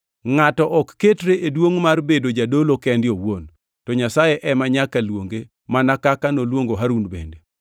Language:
Luo (Kenya and Tanzania)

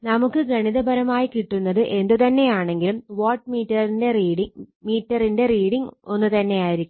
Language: Malayalam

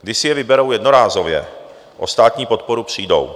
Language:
Czech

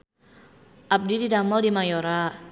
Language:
Sundanese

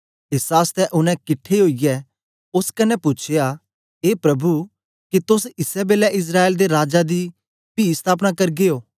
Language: Dogri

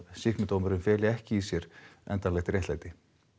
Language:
Icelandic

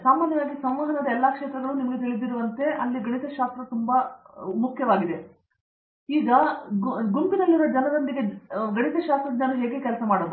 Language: Kannada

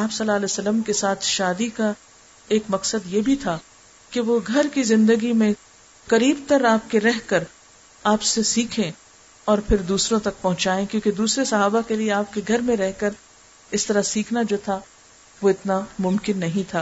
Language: Urdu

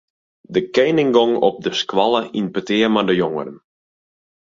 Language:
Western Frisian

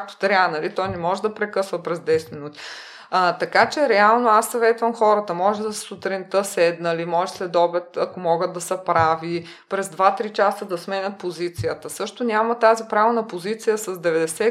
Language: Bulgarian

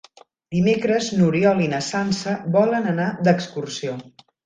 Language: Catalan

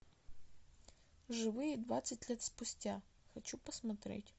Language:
Russian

